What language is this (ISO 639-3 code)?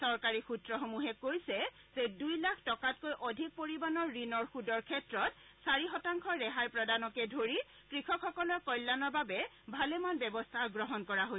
asm